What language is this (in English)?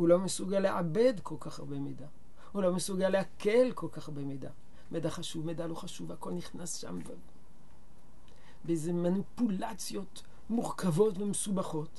Hebrew